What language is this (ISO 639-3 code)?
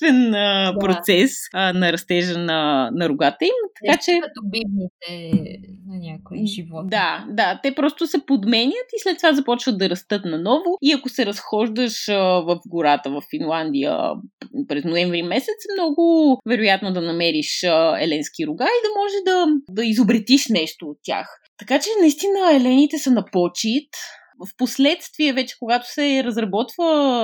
bul